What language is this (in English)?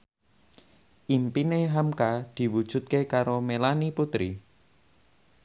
Javanese